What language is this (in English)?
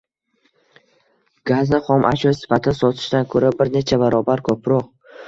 Uzbek